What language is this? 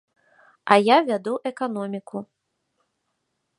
Belarusian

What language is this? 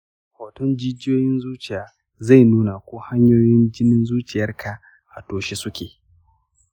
Hausa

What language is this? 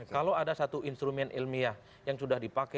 Indonesian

